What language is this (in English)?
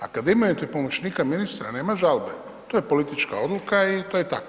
Croatian